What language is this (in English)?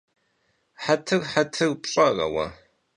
Kabardian